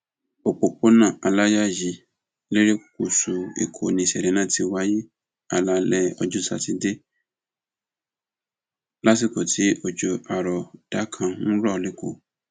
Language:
Yoruba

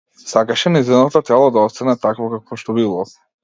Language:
Macedonian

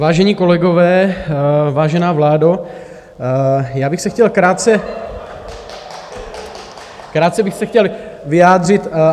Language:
Czech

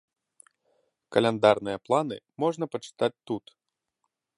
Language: Belarusian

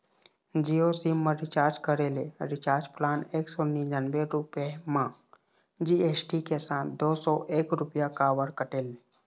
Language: Chhattisgarhi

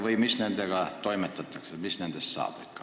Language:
Estonian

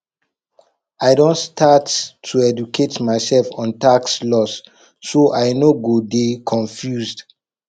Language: Nigerian Pidgin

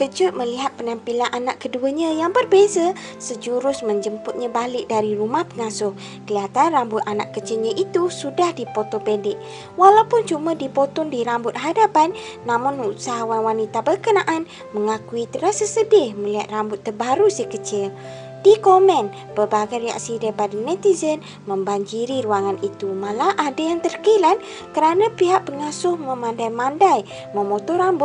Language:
Malay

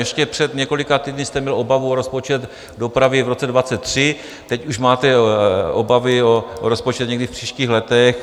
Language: Czech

